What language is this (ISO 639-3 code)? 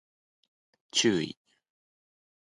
jpn